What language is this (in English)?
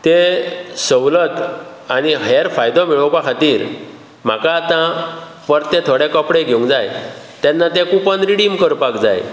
Konkani